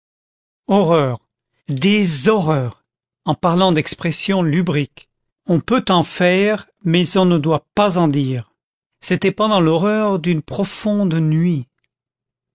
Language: French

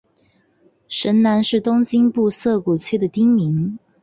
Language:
Chinese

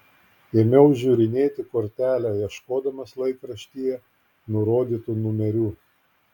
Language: Lithuanian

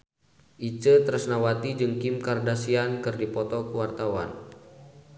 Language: Sundanese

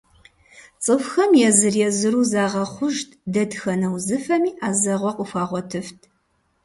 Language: Kabardian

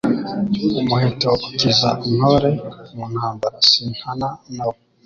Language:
Kinyarwanda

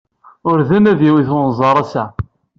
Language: Kabyle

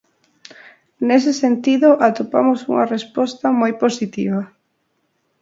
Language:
Galician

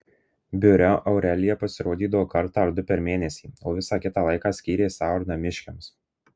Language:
Lithuanian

